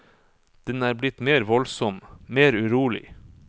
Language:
Norwegian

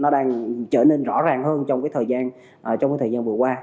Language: Vietnamese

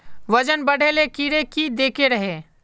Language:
Magahi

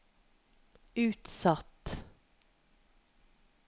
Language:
Norwegian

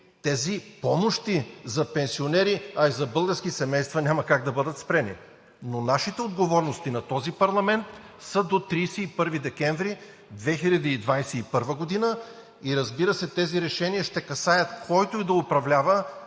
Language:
Bulgarian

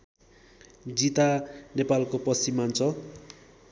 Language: Nepali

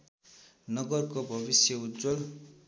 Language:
Nepali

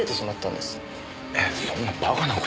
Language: Japanese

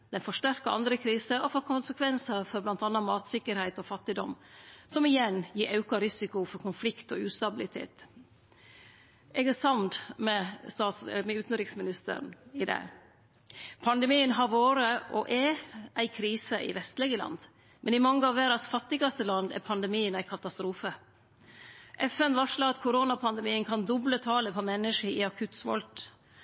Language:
Norwegian Nynorsk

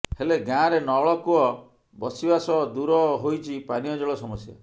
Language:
Odia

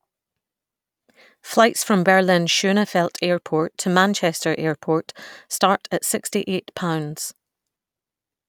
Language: English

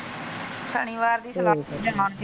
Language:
Punjabi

